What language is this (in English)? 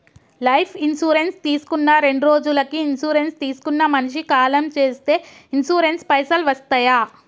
Telugu